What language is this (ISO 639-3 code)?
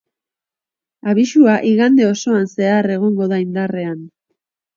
eus